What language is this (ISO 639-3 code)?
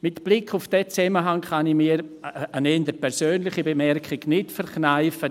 gsw